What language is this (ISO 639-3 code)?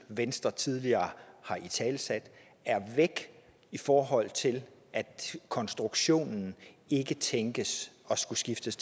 dan